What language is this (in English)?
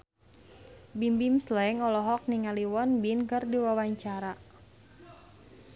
Sundanese